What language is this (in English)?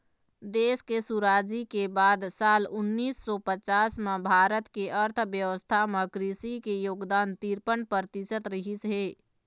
Chhattisgarhi